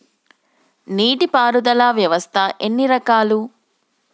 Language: Telugu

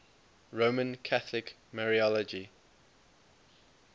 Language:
English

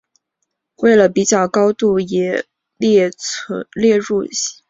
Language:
Chinese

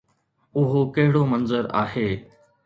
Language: Sindhi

